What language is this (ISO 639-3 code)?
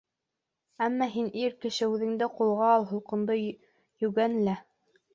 bak